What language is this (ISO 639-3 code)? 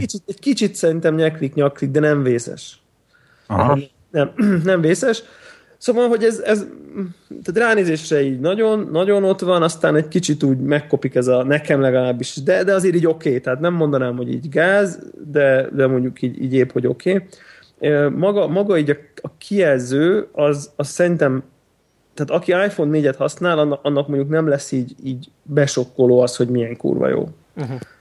hun